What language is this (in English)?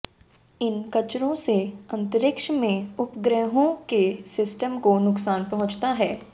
Hindi